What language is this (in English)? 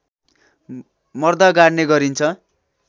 Nepali